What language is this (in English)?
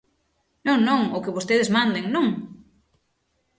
Galician